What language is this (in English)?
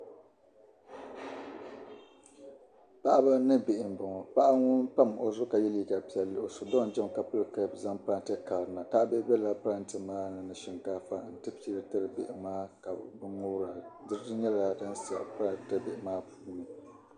Dagbani